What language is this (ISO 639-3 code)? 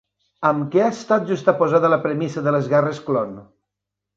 cat